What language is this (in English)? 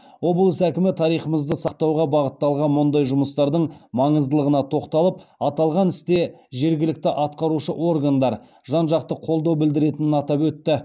Kazakh